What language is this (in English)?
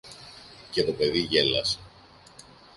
Greek